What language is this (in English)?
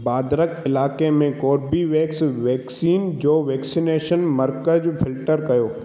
Sindhi